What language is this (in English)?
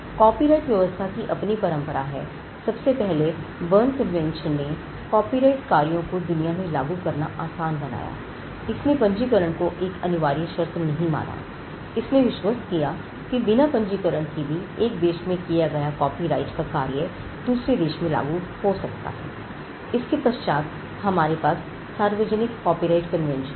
Hindi